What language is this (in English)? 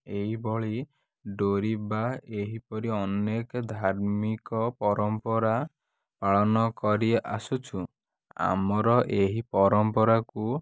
Odia